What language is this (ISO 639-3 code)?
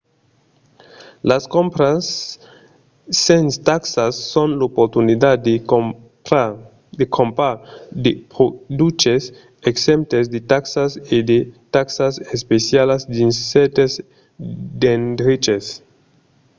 oci